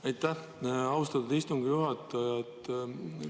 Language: Estonian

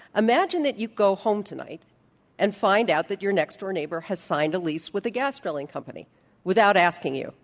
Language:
English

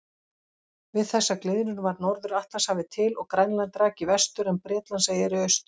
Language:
Icelandic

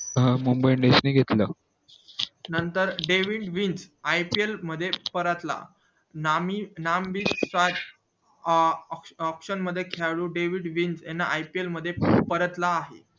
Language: Marathi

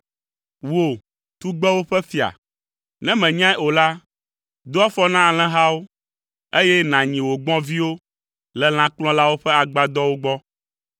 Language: Ewe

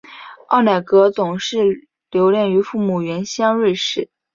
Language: Chinese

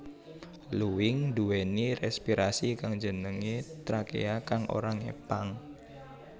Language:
Javanese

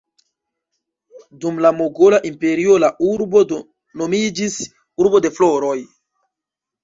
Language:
Esperanto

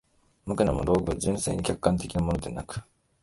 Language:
Japanese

